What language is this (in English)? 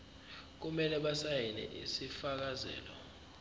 Zulu